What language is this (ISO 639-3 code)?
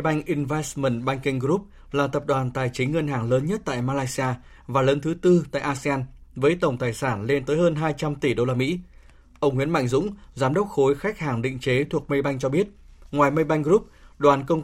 vie